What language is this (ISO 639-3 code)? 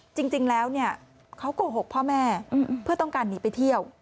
tha